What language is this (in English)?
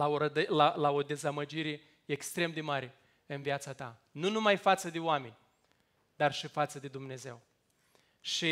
Romanian